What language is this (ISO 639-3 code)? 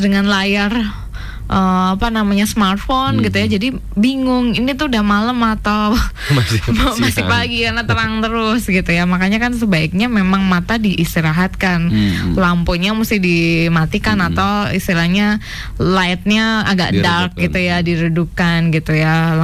ind